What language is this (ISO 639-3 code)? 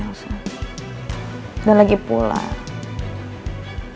ind